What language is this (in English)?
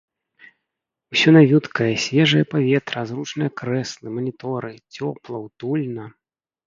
Belarusian